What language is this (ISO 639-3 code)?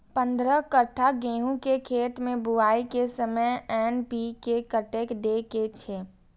mai